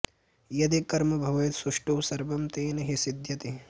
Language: Sanskrit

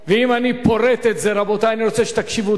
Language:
Hebrew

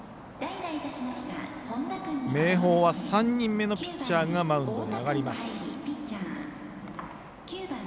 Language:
Japanese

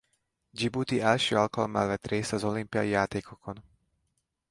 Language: Hungarian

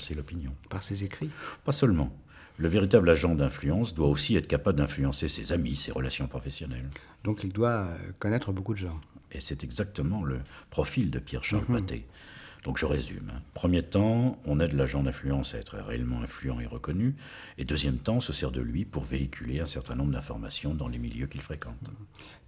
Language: French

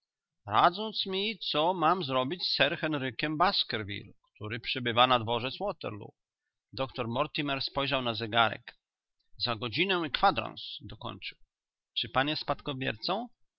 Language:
Polish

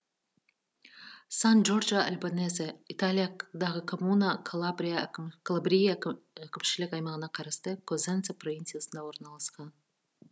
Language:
Kazakh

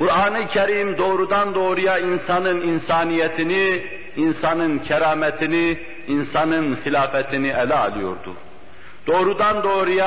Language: Turkish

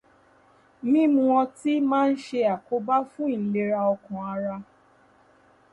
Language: Yoruba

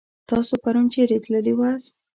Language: Pashto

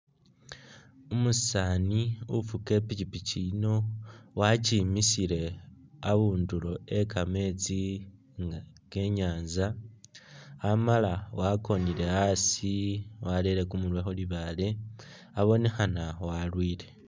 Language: Masaaba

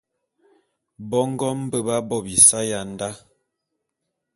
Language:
Bulu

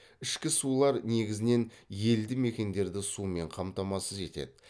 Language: Kazakh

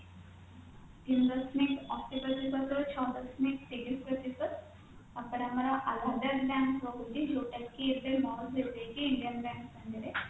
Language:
Odia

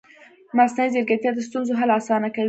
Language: Pashto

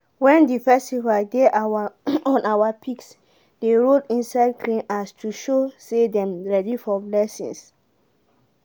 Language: Nigerian Pidgin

